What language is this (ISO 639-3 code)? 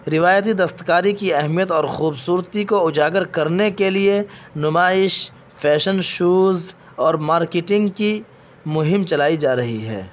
urd